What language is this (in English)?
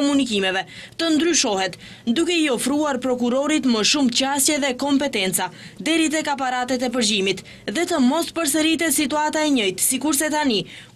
Romanian